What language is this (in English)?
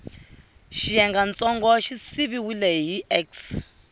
Tsonga